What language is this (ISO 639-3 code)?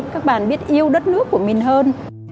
vie